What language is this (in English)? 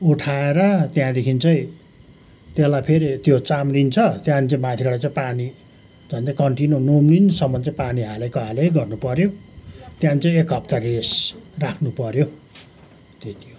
Nepali